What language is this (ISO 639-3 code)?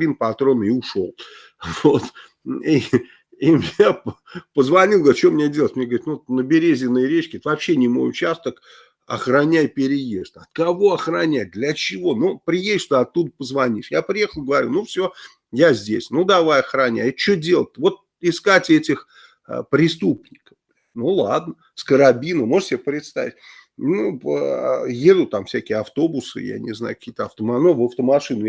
rus